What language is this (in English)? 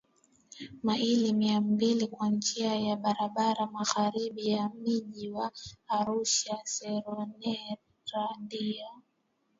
Swahili